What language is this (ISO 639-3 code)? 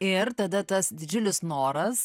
lit